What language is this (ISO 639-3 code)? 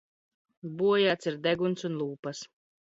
lav